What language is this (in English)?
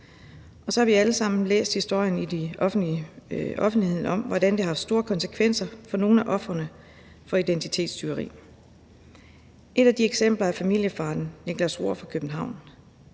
Danish